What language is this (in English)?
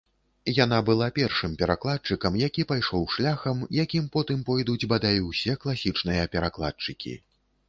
Belarusian